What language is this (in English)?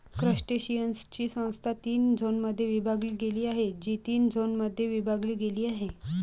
Marathi